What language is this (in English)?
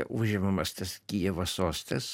Lithuanian